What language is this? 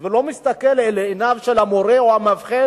Hebrew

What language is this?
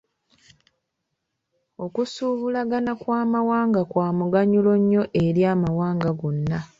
Ganda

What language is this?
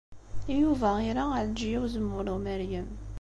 Kabyle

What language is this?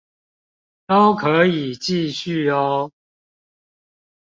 Chinese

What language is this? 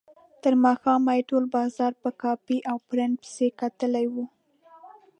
Pashto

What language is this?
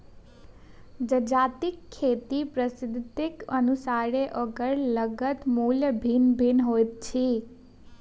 Maithili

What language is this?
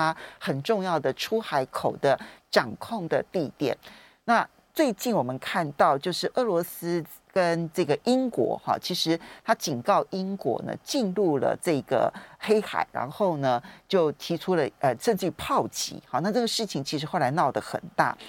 Chinese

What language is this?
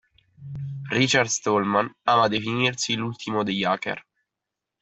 Italian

